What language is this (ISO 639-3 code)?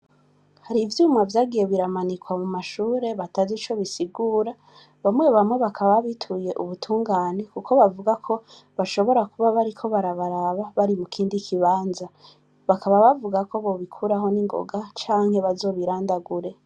run